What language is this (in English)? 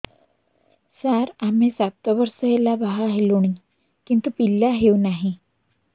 Odia